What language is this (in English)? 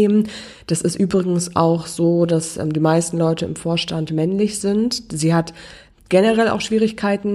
German